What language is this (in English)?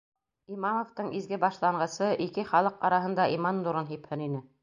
Bashkir